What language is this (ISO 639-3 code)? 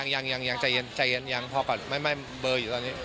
tha